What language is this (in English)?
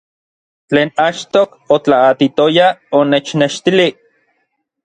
Orizaba Nahuatl